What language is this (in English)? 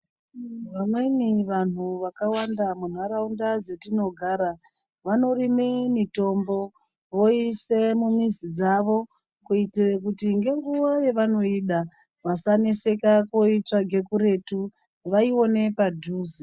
Ndau